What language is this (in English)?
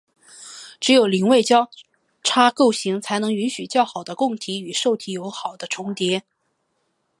Chinese